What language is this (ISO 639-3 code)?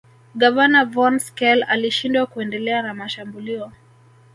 swa